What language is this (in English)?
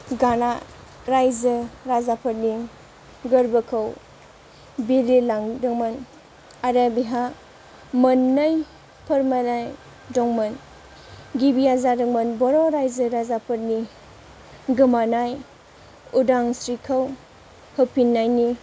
Bodo